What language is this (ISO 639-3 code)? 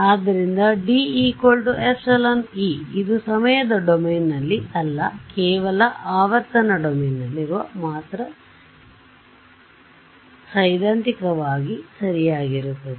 kan